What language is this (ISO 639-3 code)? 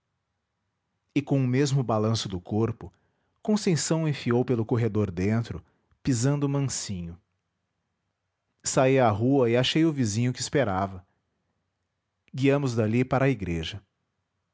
por